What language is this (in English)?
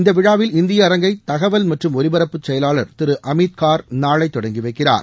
Tamil